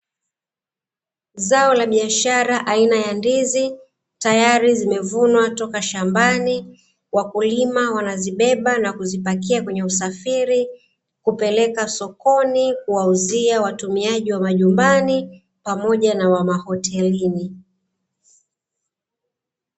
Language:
Swahili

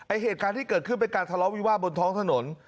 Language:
Thai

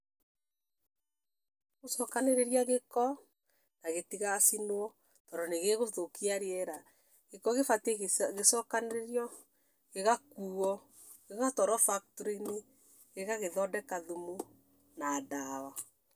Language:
Kikuyu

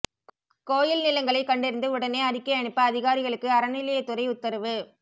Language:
Tamil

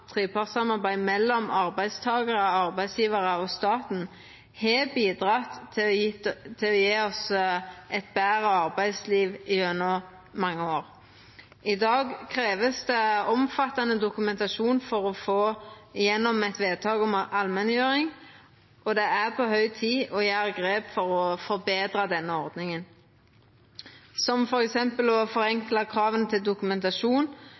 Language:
Norwegian Nynorsk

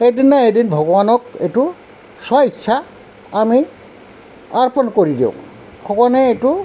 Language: Assamese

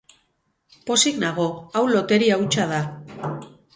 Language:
Basque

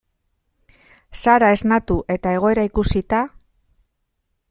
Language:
Basque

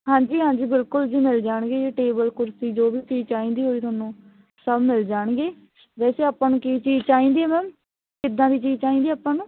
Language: Punjabi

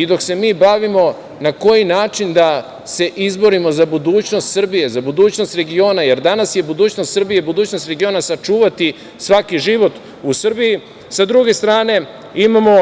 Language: Serbian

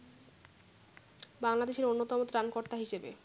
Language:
Bangla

